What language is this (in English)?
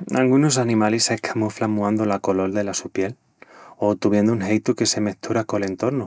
Extremaduran